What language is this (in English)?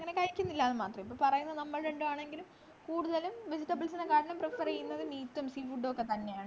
Malayalam